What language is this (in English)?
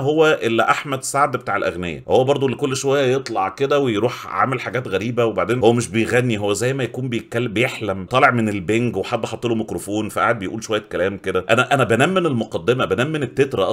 Arabic